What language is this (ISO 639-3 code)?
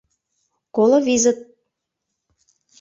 chm